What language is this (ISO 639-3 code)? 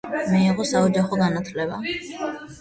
kat